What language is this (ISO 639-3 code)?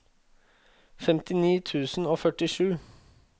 nor